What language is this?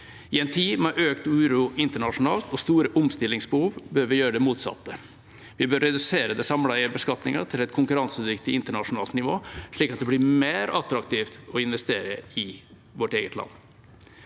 Norwegian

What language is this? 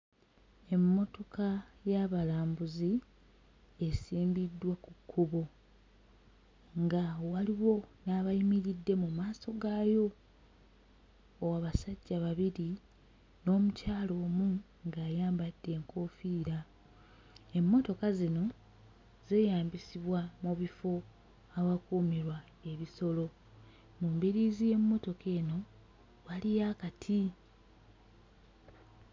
Ganda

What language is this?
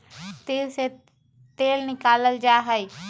Magahi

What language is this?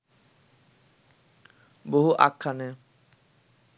Bangla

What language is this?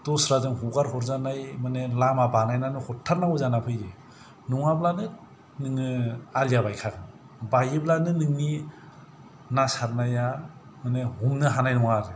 Bodo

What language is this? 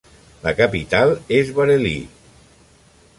Catalan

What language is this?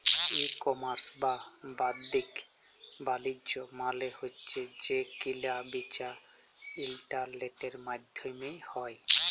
Bangla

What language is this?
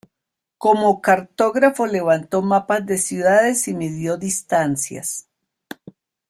Spanish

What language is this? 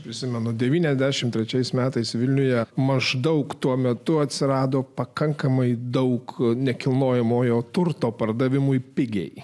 Lithuanian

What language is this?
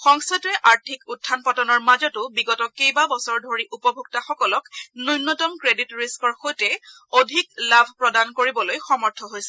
Assamese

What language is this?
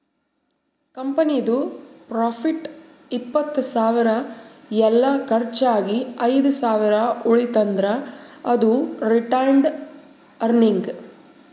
Kannada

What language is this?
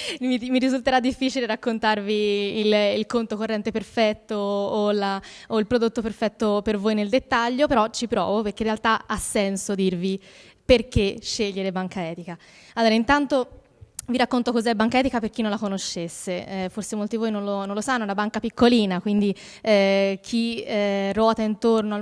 Italian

